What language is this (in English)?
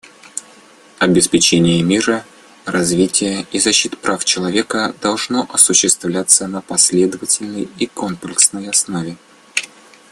Russian